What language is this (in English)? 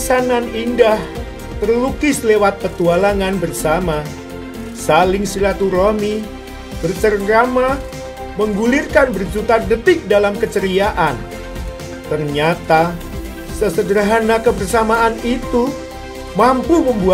Indonesian